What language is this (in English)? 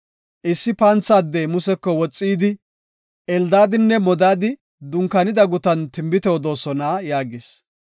Gofa